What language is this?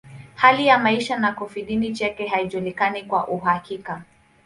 Swahili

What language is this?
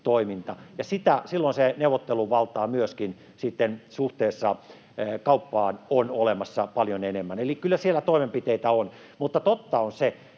Finnish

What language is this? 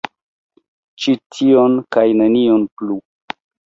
Esperanto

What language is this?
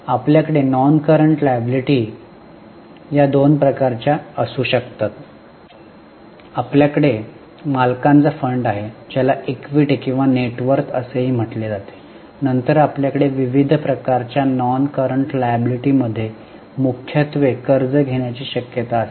Marathi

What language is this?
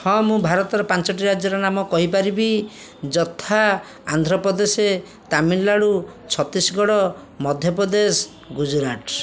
Odia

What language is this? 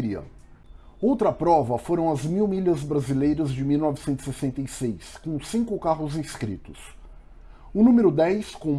Portuguese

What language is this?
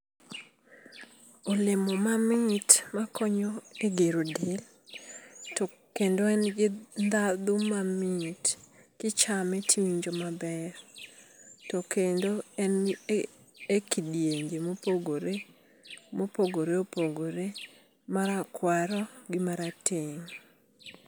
Luo (Kenya and Tanzania)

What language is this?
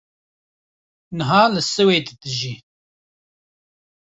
Kurdish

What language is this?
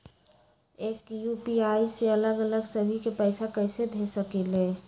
Magahi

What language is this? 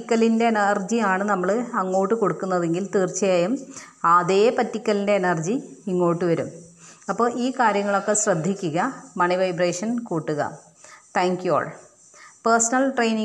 Malayalam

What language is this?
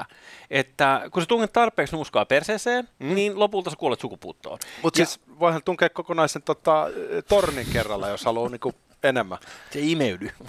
Finnish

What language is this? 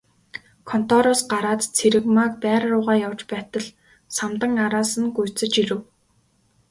Mongolian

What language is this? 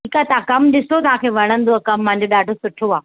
Sindhi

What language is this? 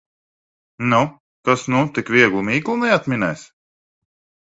Latvian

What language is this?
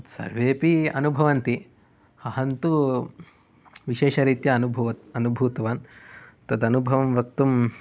Sanskrit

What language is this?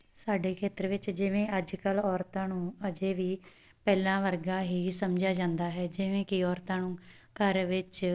Punjabi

